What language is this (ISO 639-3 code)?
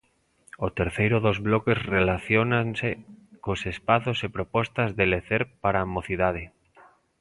glg